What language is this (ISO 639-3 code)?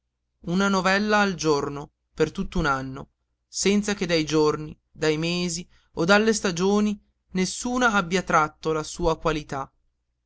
ita